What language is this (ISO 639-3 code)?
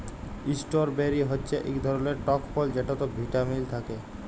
ben